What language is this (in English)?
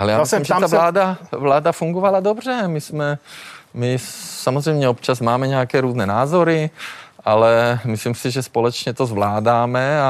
Czech